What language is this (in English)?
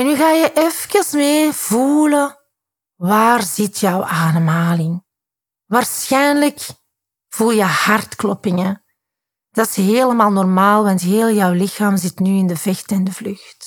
Dutch